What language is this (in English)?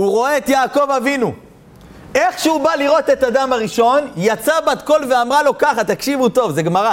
Hebrew